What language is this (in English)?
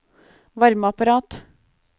Norwegian